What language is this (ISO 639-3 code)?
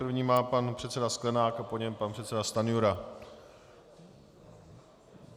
ces